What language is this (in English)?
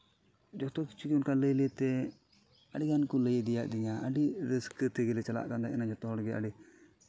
Santali